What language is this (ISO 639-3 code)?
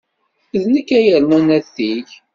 kab